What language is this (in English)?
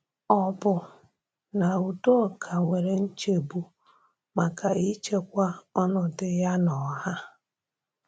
Igbo